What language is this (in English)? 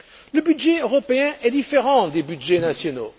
French